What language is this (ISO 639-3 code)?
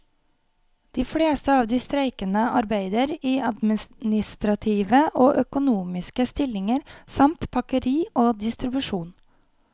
nor